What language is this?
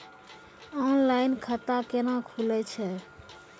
Maithili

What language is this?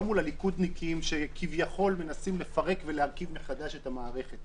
Hebrew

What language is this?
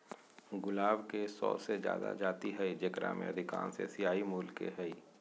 Magahi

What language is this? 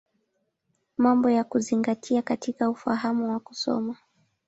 Swahili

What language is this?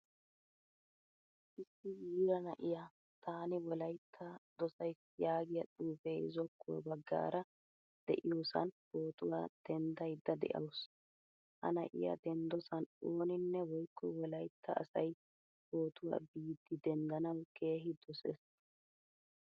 Wolaytta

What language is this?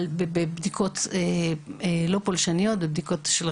Hebrew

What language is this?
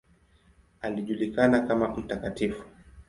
Swahili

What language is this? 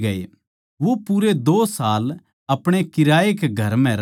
Haryanvi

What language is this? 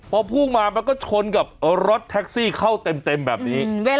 Thai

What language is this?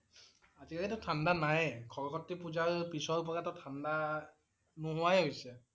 Assamese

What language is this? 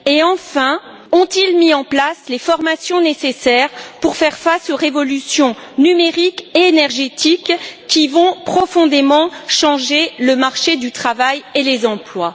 French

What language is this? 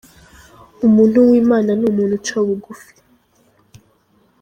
Kinyarwanda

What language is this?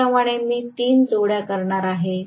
Marathi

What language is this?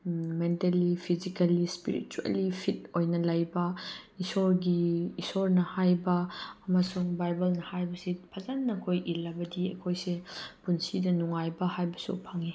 Manipuri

